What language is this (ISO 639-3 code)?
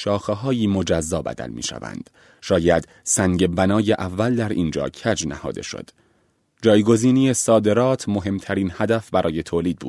fas